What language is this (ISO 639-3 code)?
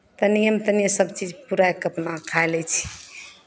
mai